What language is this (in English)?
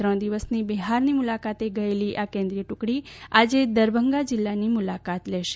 Gujarati